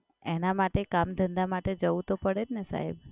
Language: Gujarati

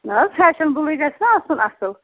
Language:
Kashmiri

